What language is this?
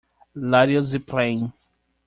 English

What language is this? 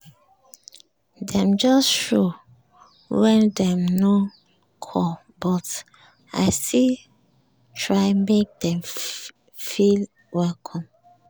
Nigerian Pidgin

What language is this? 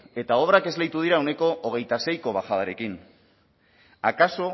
Basque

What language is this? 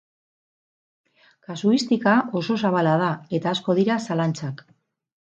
Basque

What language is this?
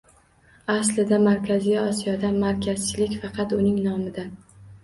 Uzbek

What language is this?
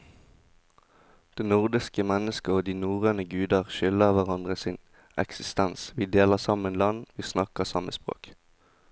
Norwegian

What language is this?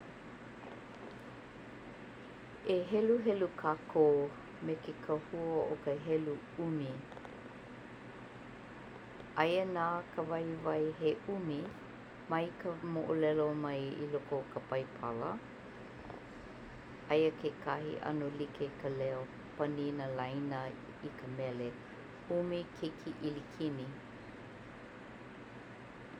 Hawaiian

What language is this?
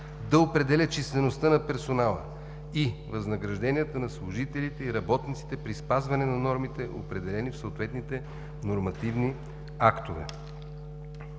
Bulgarian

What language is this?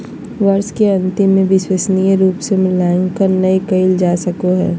Magahi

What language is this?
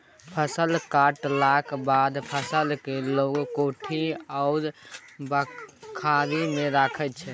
Maithili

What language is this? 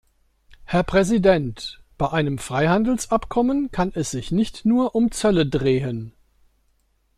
German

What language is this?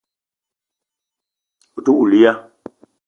Eton (Cameroon)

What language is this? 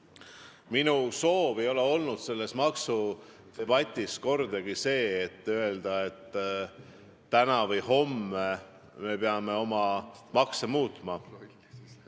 Estonian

